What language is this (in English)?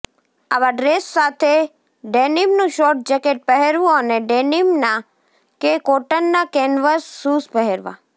Gujarati